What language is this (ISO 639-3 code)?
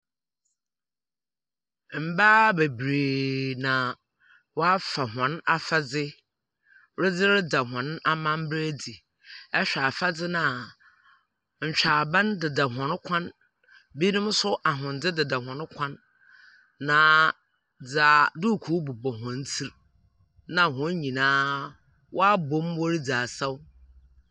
aka